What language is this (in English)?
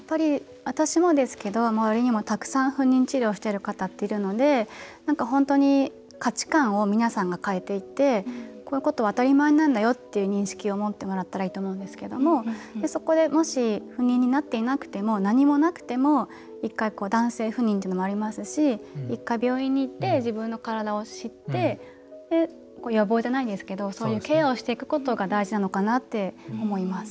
Japanese